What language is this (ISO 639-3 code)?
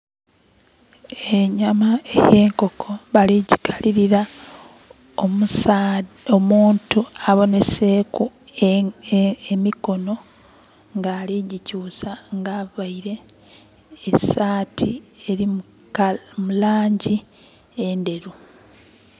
xog